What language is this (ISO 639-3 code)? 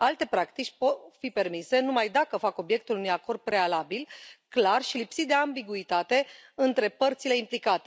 ron